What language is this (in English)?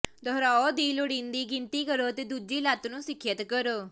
Punjabi